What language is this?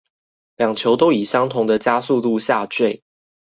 Chinese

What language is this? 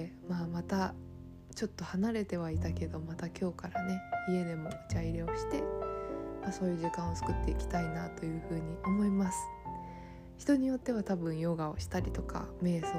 Japanese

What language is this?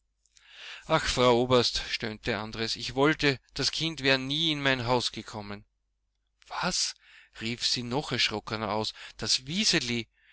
German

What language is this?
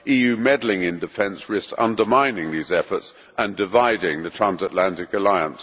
English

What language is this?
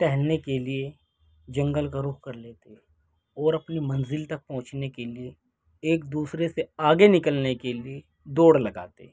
Urdu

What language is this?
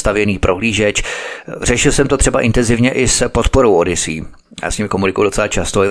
Czech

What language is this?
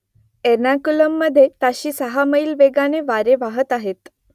Marathi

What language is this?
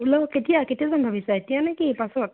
Assamese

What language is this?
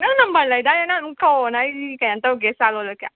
Manipuri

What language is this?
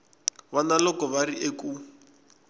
Tsonga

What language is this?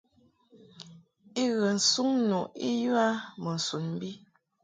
Mungaka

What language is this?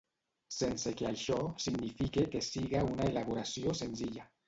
Catalan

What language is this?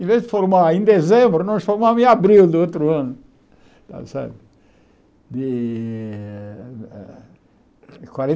Portuguese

